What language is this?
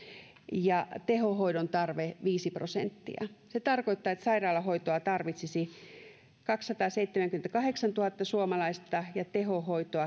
Finnish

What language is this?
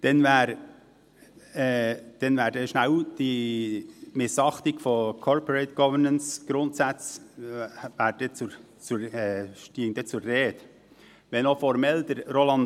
Swiss German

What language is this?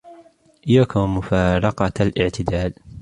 Arabic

